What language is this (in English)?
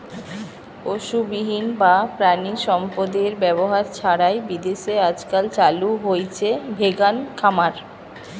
Bangla